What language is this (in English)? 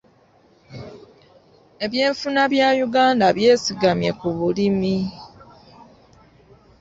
Ganda